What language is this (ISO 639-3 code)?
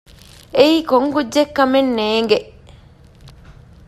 div